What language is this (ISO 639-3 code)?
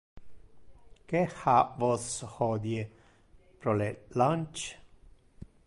ina